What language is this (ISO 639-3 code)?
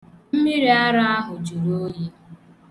ibo